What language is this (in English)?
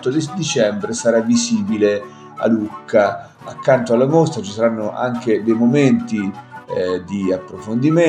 Italian